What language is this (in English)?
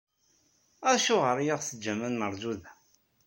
Kabyle